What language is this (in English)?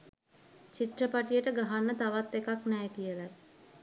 Sinhala